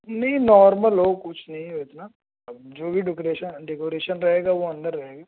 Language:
Urdu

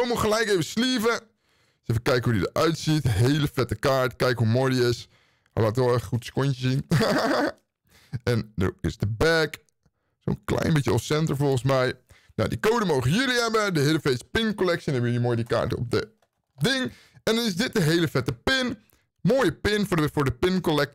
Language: Dutch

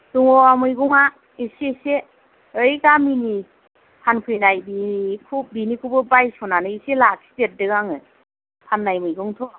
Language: Bodo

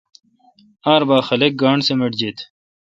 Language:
Kalkoti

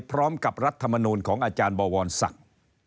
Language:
Thai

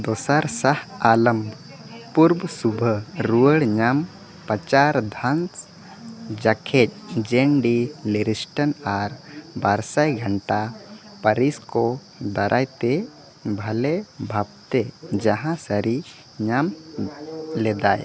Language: Santali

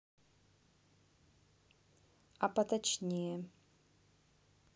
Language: Russian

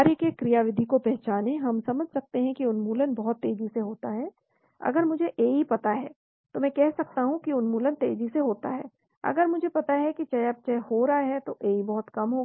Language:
Hindi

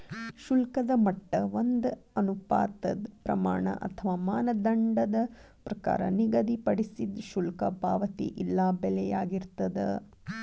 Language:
Kannada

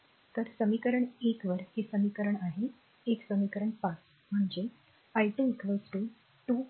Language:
Marathi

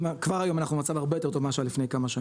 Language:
Hebrew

